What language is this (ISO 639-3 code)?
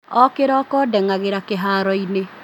kik